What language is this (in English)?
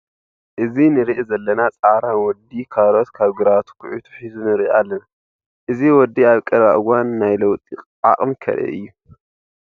Tigrinya